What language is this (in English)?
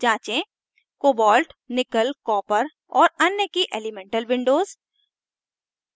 Hindi